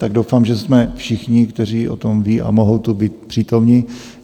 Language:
Czech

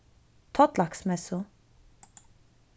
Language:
Faroese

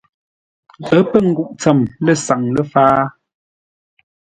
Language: Ngombale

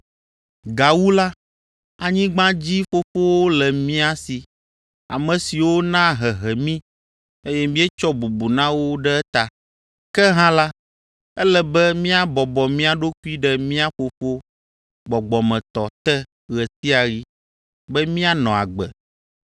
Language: Ewe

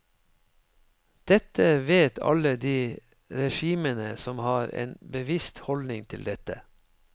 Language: Norwegian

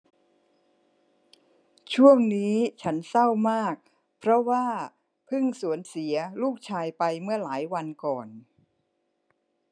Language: Thai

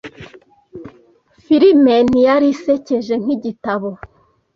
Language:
Kinyarwanda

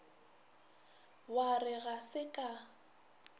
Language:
Northern Sotho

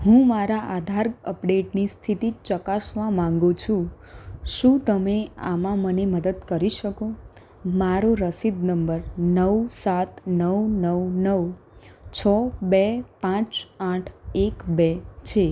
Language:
Gujarati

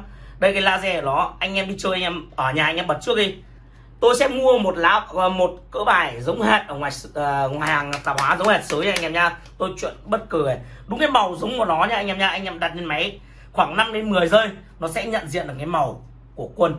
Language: Vietnamese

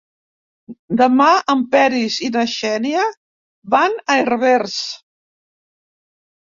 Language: Catalan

